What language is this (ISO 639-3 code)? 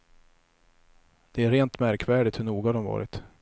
swe